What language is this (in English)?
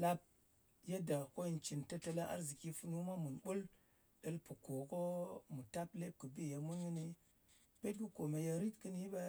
Ngas